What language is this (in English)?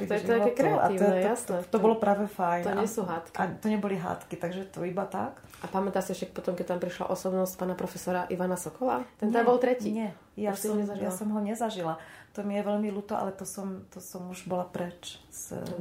Slovak